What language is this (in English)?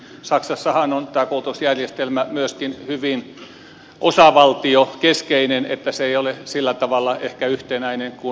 Finnish